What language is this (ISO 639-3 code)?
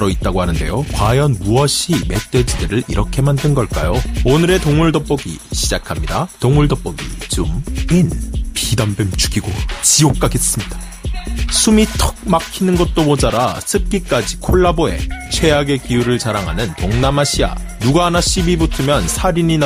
kor